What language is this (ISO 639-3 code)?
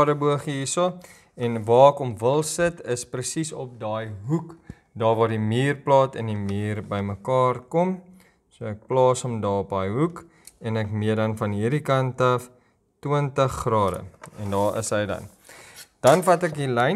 nld